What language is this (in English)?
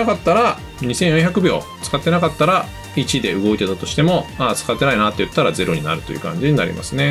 Japanese